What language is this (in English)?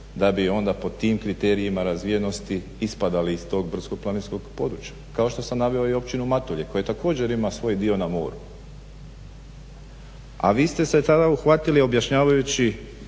Croatian